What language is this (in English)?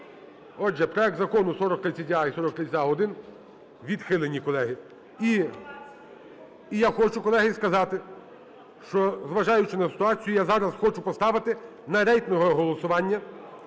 Ukrainian